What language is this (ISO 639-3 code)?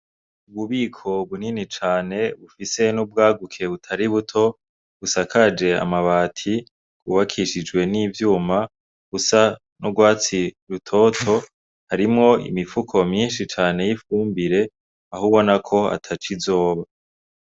run